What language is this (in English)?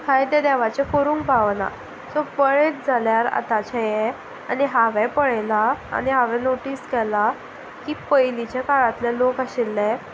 Konkani